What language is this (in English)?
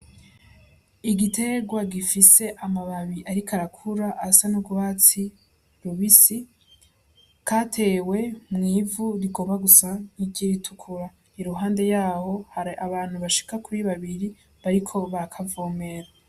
Rundi